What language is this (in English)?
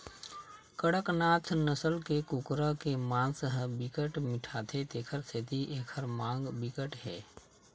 Chhattisgarhi